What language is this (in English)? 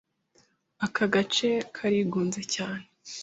Kinyarwanda